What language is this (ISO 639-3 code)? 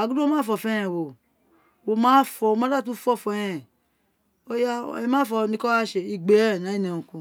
its